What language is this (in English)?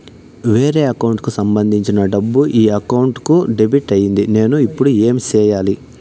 Telugu